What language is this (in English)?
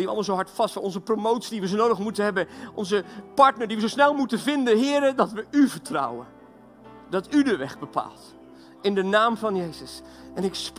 Dutch